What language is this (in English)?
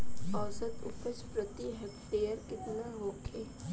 Bhojpuri